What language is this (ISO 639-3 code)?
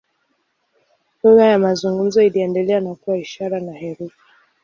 swa